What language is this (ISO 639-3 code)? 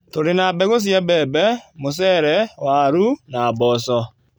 kik